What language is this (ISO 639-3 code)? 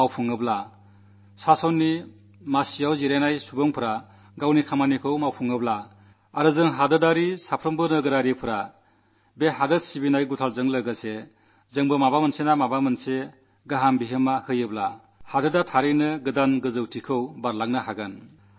mal